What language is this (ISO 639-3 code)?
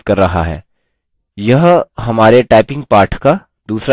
hin